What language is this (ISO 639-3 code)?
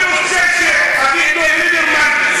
heb